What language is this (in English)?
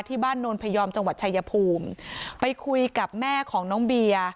Thai